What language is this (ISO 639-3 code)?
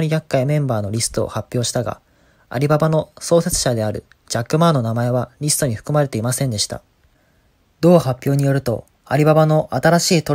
jpn